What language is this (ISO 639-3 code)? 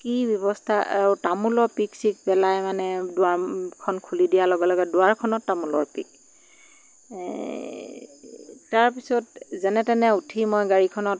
asm